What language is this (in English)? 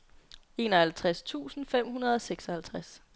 Danish